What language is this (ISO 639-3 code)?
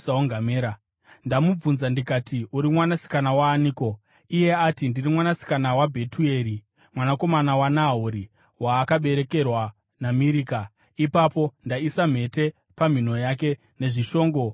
sna